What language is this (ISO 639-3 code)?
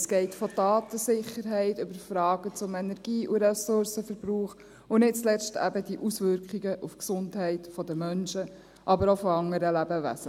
gsw